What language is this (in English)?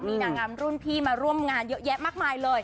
Thai